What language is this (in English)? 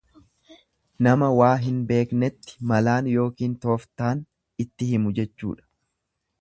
Oromo